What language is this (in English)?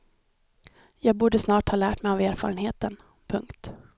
Swedish